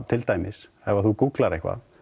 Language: Icelandic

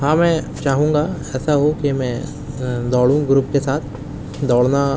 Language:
Urdu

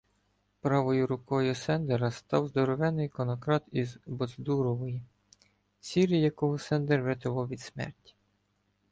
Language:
Ukrainian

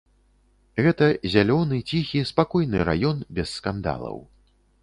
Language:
Belarusian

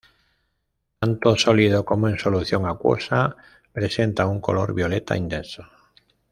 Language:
Spanish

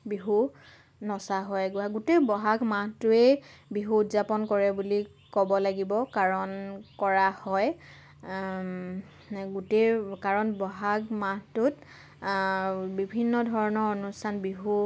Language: Assamese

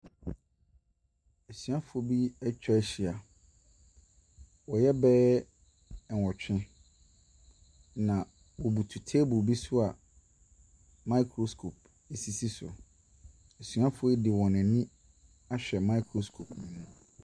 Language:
Akan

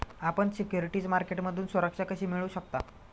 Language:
Marathi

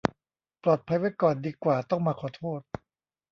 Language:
Thai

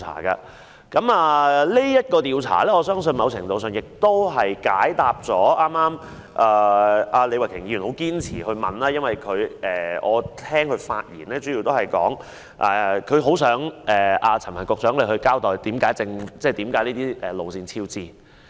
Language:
Cantonese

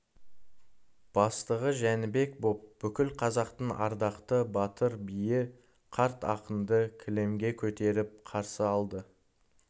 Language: Kazakh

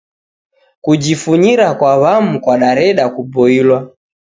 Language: Taita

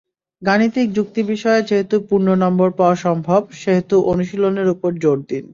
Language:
Bangla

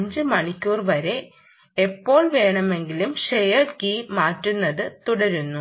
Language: Malayalam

